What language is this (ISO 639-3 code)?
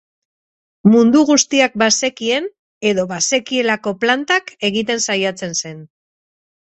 eus